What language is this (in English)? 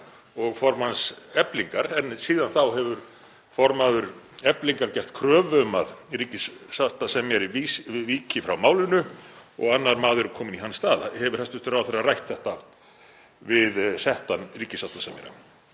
Icelandic